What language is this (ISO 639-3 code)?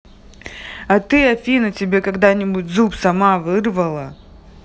rus